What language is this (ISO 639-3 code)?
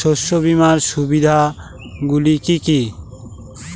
ben